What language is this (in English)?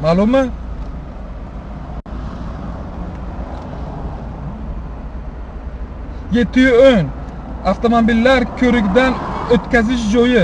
Turkish